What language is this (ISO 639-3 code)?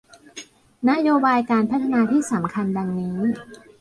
tha